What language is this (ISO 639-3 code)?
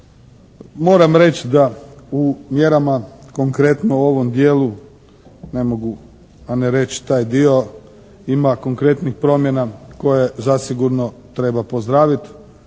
hrv